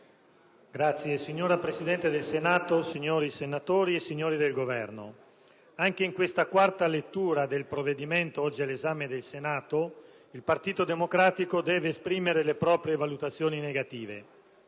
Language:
Italian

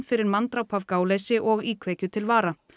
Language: Icelandic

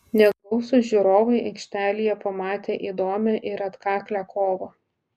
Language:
Lithuanian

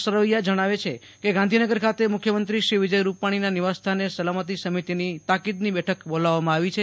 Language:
Gujarati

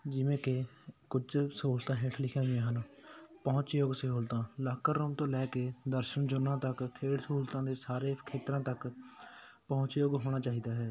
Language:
Punjabi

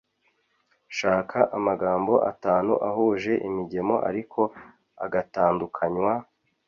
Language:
Kinyarwanda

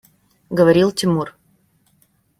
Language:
Russian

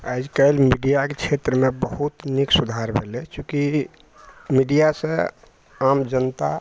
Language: Maithili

